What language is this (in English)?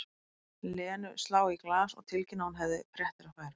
Icelandic